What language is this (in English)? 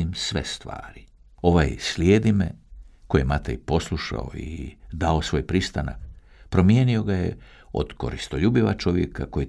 Croatian